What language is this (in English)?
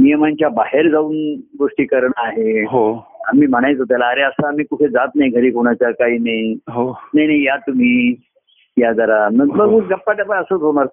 Marathi